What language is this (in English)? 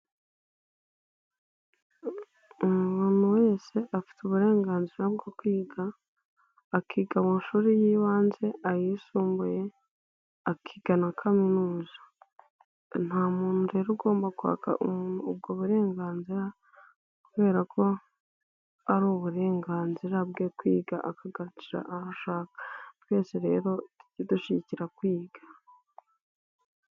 Kinyarwanda